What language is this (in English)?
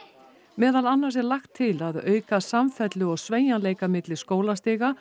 Icelandic